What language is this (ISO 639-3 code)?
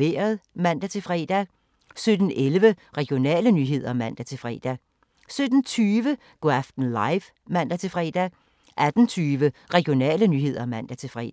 dan